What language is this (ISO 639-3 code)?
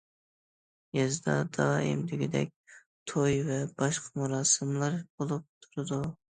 uig